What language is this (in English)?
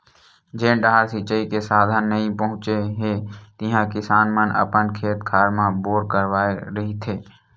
Chhattisgarhi